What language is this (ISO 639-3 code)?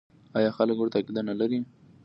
pus